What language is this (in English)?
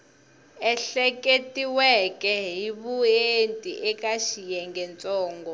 Tsonga